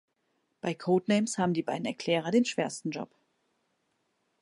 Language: German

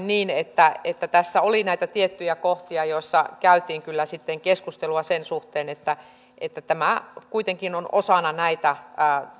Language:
Finnish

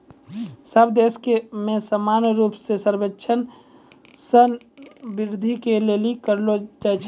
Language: Maithili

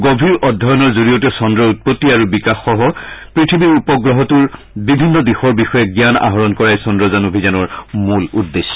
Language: Assamese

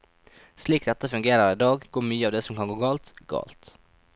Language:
Norwegian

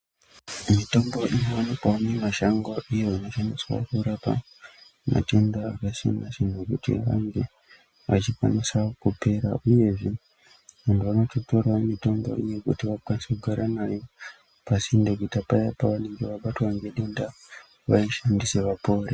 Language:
Ndau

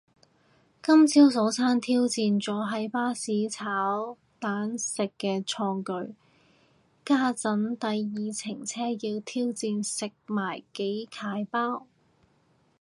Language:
Cantonese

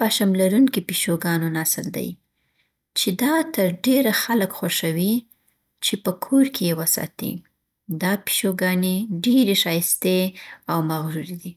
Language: Southern Pashto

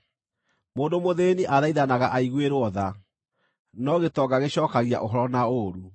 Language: Kikuyu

